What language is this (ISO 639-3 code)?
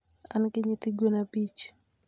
luo